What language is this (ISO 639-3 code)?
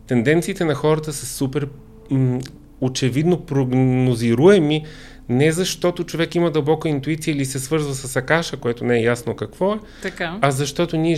bul